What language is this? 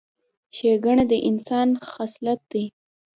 Pashto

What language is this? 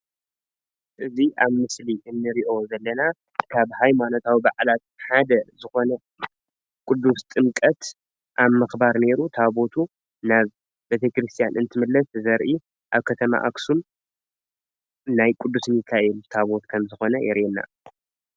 Tigrinya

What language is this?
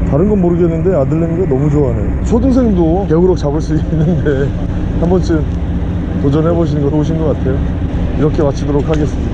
Korean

